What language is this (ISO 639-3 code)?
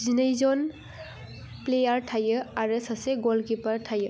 brx